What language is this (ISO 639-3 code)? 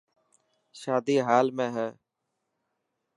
mki